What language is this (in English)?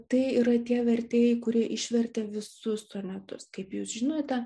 Lithuanian